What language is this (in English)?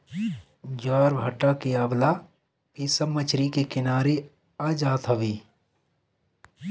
Bhojpuri